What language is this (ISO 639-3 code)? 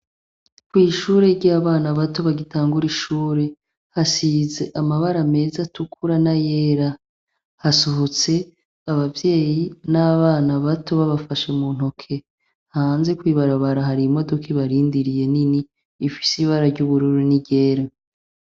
run